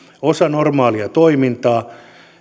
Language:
Finnish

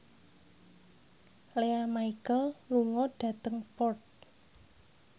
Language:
Javanese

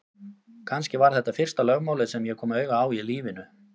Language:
Icelandic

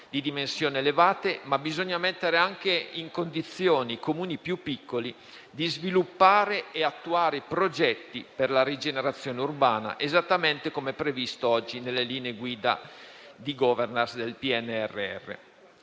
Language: Italian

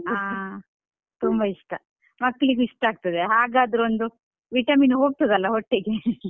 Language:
Kannada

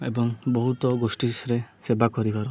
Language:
Odia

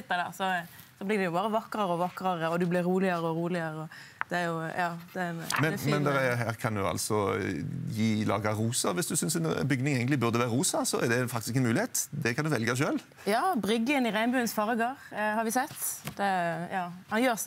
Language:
Norwegian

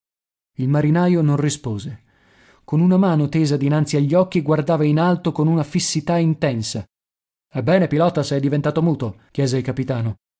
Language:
Italian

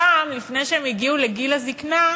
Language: Hebrew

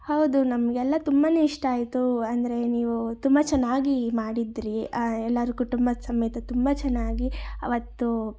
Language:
Kannada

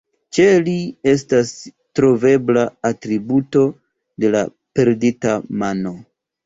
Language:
Esperanto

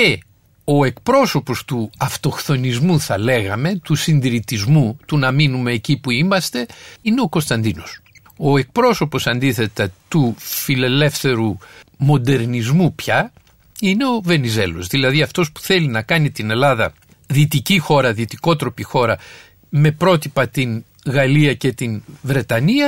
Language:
Greek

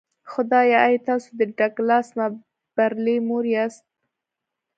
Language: Pashto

